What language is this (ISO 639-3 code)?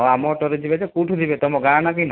ori